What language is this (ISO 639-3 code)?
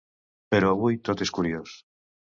cat